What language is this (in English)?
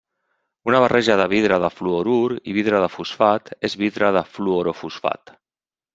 Catalan